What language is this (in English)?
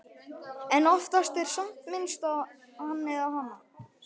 Icelandic